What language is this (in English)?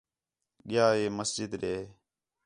Khetrani